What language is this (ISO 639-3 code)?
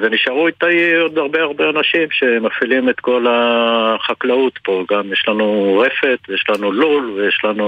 heb